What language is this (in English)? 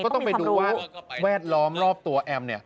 Thai